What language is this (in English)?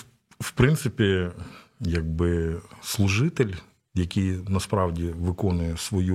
Ukrainian